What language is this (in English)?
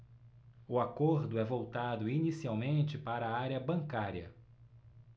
Portuguese